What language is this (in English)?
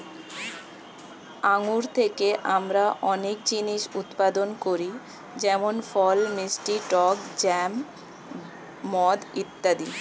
Bangla